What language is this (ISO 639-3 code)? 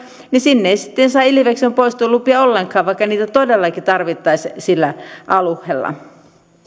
fin